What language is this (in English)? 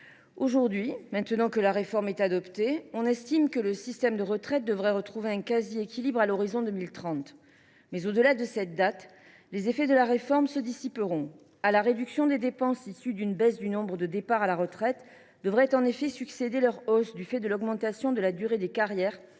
French